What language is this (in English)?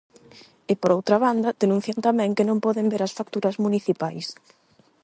Galician